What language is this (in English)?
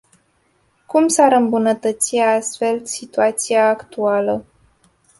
Romanian